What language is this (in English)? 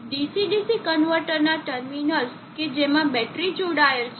Gujarati